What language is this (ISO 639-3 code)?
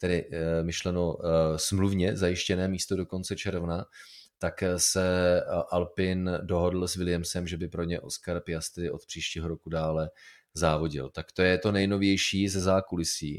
ces